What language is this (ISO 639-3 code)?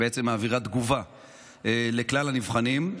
heb